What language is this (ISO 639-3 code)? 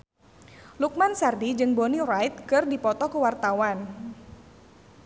sun